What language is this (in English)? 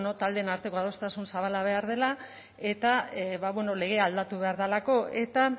Basque